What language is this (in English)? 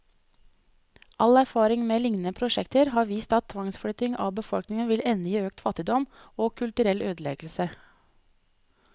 Norwegian